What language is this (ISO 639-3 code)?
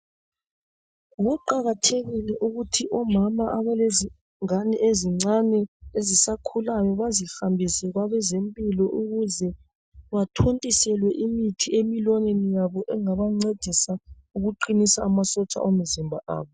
nde